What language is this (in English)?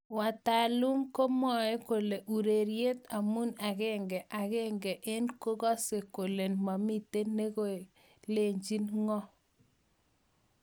Kalenjin